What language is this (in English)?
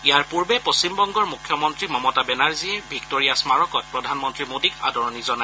Assamese